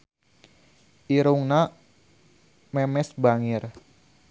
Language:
Sundanese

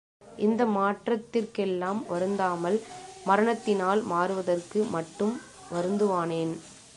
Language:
Tamil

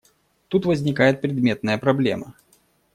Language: Russian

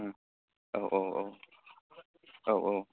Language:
Bodo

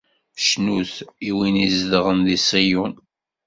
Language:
Kabyle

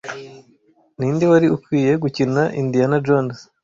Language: Kinyarwanda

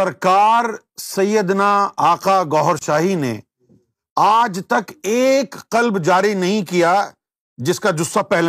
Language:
Urdu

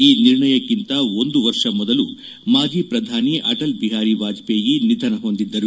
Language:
Kannada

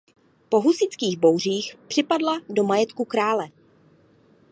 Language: Czech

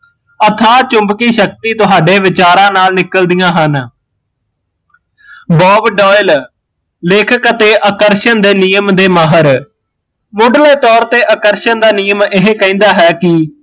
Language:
Punjabi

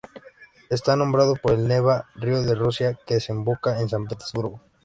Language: Spanish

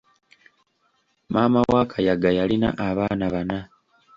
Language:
Ganda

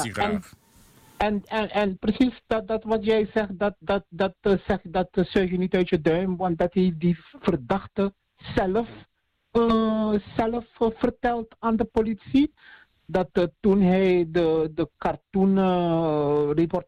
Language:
Dutch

